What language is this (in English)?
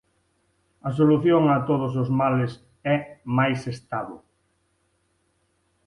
Galician